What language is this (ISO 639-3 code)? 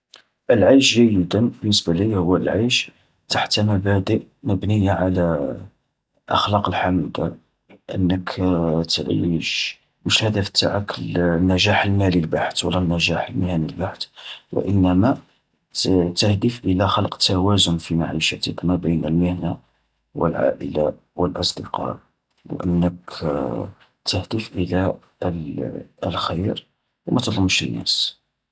arq